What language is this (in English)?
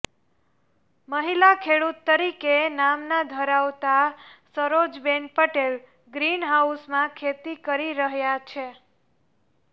Gujarati